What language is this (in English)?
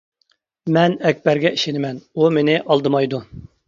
Uyghur